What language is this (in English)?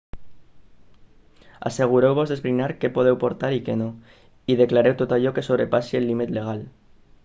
Catalan